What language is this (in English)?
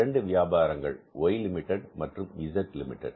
Tamil